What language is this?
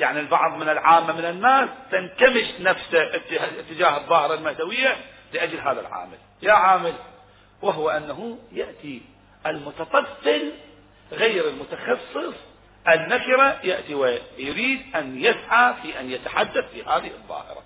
Arabic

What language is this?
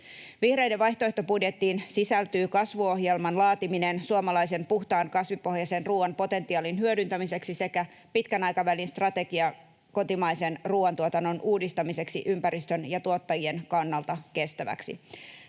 Finnish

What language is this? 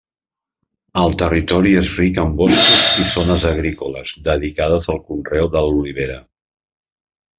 Catalan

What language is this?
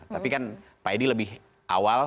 Indonesian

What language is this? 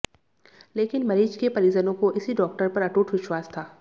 Hindi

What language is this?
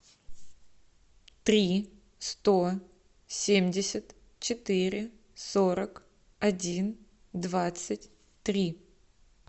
Russian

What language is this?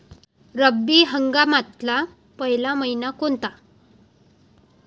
Marathi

